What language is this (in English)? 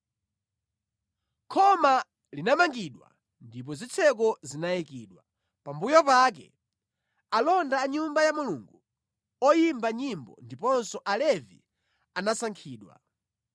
Nyanja